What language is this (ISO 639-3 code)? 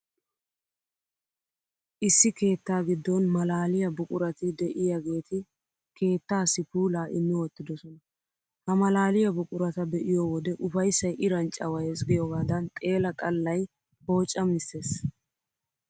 wal